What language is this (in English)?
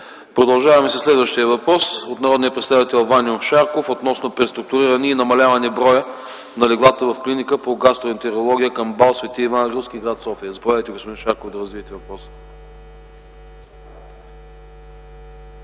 Bulgarian